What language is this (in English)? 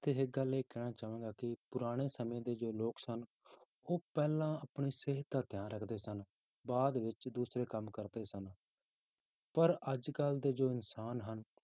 Punjabi